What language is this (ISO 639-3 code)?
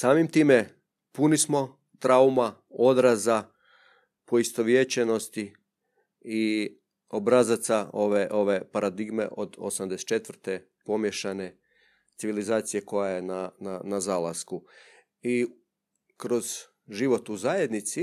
hrv